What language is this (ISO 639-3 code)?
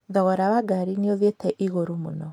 kik